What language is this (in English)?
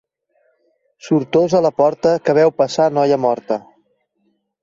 Catalan